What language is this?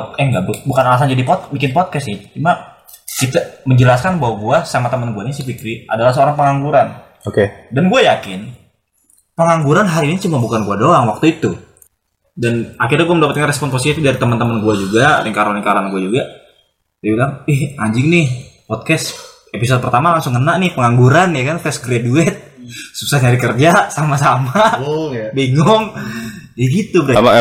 Indonesian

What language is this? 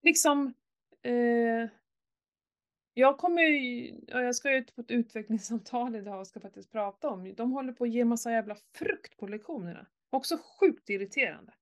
Swedish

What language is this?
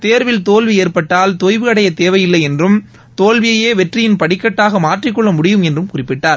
Tamil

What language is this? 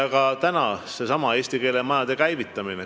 Estonian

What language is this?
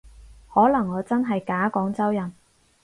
Cantonese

